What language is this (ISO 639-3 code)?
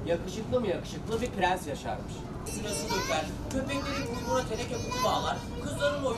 tur